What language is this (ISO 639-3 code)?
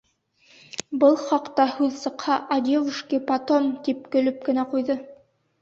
bak